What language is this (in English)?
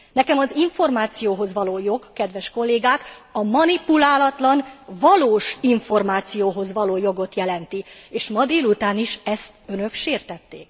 Hungarian